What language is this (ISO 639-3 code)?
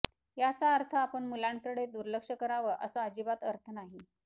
mar